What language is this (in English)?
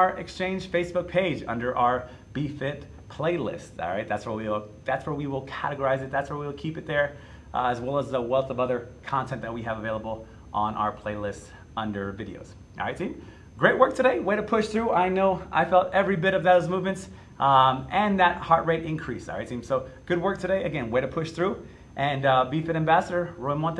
English